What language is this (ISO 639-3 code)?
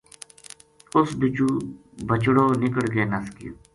gju